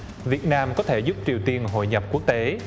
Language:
Vietnamese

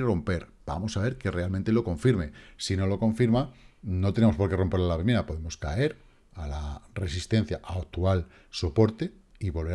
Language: Spanish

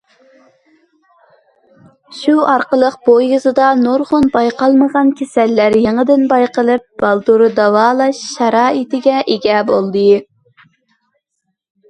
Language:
Uyghur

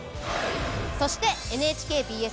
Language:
Japanese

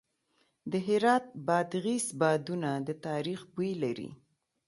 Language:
Pashto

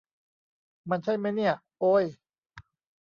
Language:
Thai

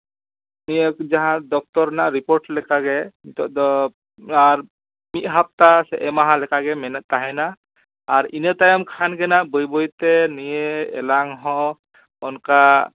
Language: Santali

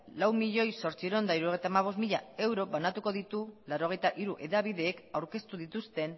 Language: Basque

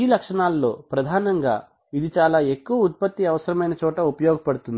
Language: Telugu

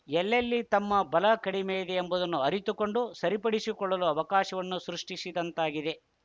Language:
Kannada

